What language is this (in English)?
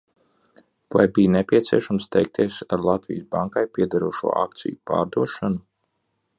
Latvian